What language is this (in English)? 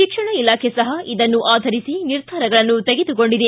Kannada